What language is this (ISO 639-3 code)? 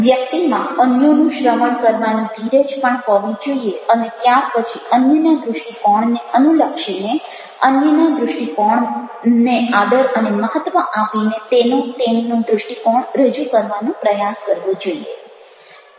guj